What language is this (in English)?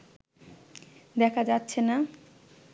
Bangla